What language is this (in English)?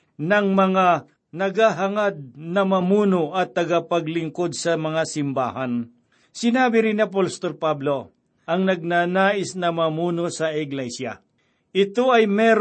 Filipino